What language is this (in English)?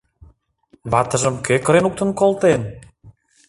Mari